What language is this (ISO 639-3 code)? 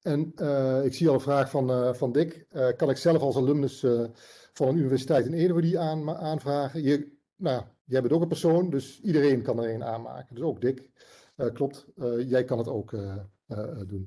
nld